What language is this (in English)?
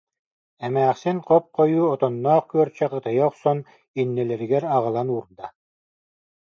Yakut